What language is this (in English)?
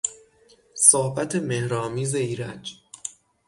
Persian